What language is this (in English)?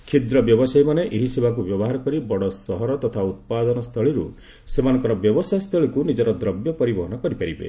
Odia